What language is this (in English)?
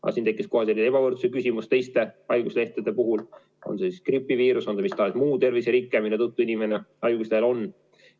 Estonian